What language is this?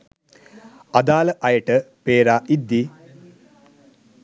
Sinhala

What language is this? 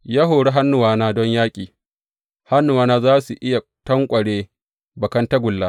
Hausa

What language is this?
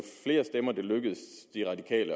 Danish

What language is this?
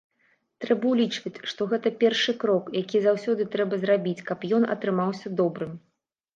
Belarusian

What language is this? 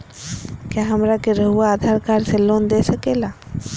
Magahi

